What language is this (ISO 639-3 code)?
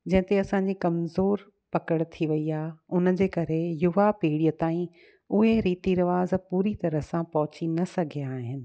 snd